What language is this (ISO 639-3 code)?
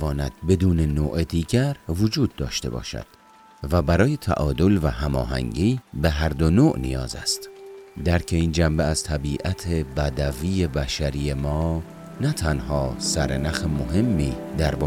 fas